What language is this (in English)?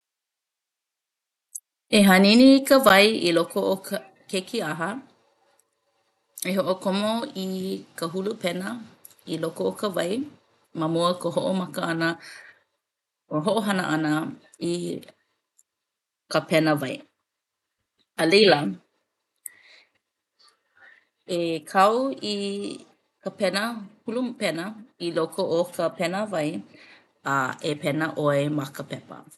Hawaiian